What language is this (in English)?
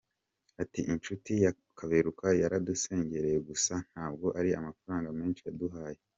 Kinyarwanda